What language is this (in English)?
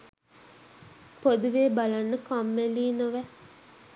Sinhala